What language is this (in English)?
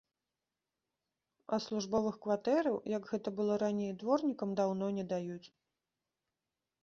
Belarusian